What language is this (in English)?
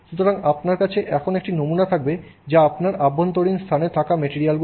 Bangla